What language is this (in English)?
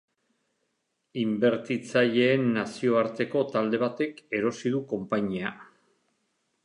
Basque